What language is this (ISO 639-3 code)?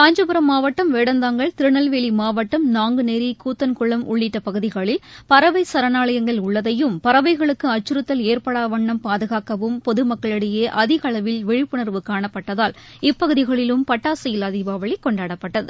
tam